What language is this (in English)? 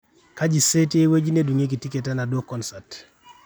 Masai